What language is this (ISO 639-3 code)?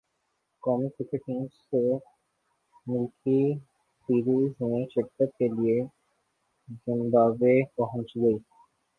urd